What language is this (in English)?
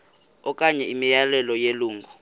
Xhosa